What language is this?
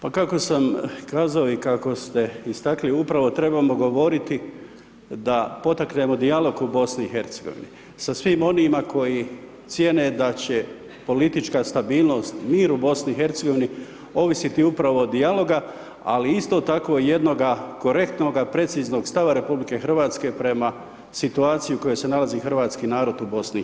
Croatian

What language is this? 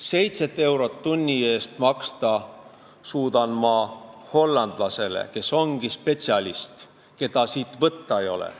Estonian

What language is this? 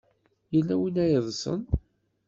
Kabyle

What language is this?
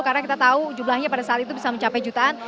Indonesian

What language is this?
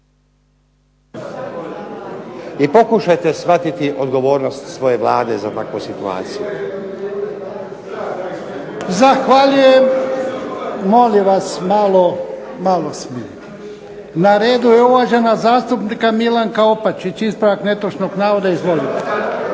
Croatian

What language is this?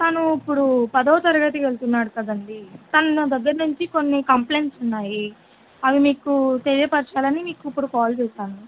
Telugu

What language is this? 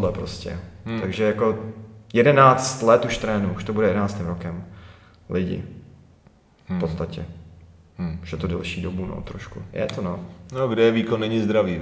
Czech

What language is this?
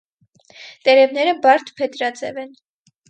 Armenian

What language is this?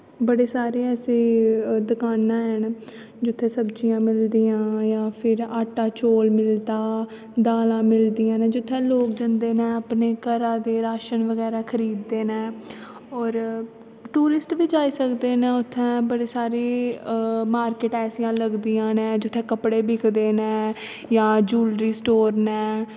Dogri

